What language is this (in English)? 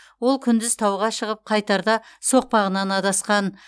Kazakh